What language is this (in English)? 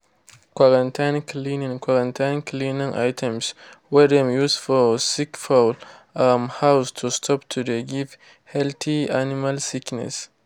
Nigerian Pidgin